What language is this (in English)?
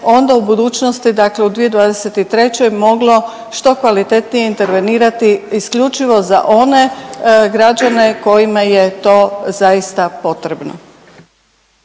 Croatian